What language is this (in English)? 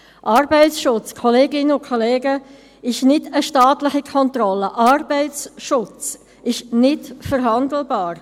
Swiss German